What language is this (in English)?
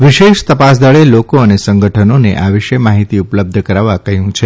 Gujarati